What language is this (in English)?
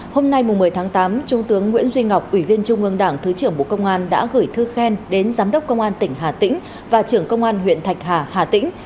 Vietnamese